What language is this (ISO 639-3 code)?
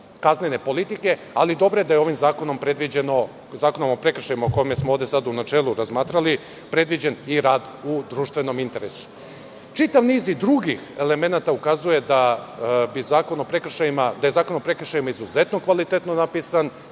srp